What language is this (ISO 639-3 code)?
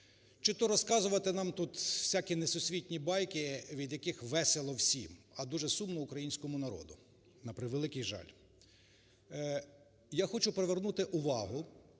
ukr